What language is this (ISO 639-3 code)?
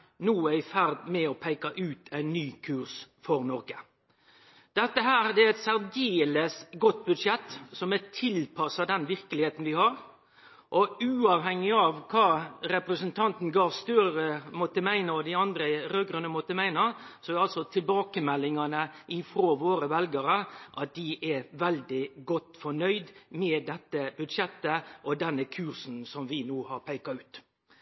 nno